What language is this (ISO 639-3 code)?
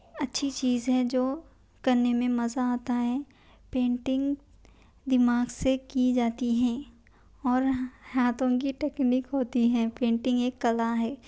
urd